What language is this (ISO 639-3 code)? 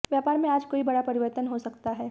hin